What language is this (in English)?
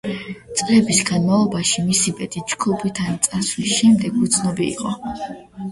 Georgian